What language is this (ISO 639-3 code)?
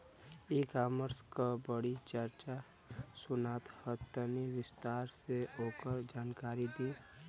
bho